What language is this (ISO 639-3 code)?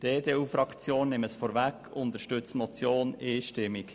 gsw